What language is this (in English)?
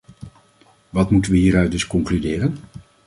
Dutch